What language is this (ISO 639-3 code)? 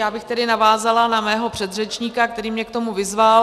ces